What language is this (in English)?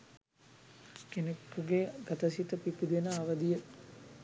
Sinhala